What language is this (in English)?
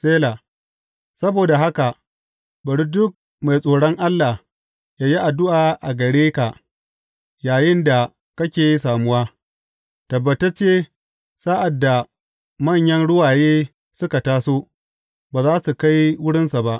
Hausa